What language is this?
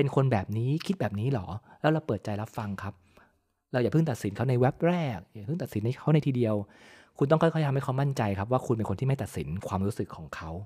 Thai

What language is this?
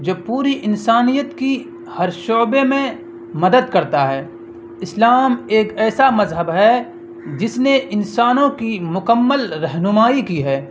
Urdu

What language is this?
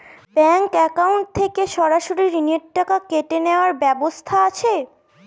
Bangla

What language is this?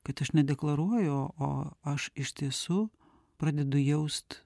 Lithuanian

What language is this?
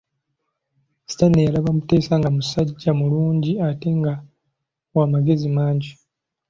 Ganda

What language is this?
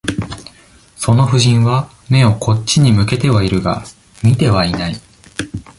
Japanese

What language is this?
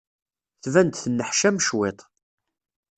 Kabyle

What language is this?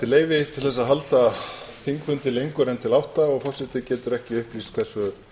Icelandic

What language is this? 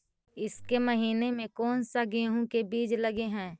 Magahi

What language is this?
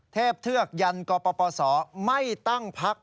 Thai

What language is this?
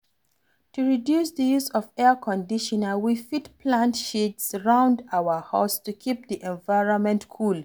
Nigerian Pidgin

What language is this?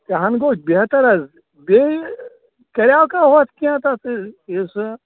Kashmiri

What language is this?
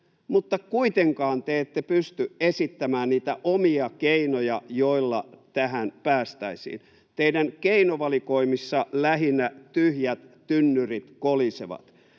Finnish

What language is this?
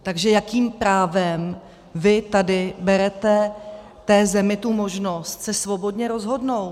Czech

